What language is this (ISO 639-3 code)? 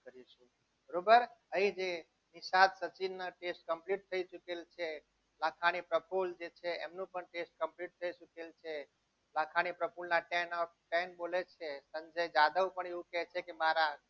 guj